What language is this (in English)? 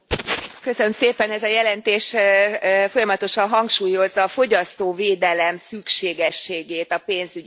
Hungarian